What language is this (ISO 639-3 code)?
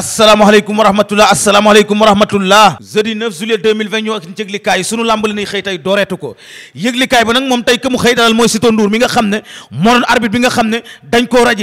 tur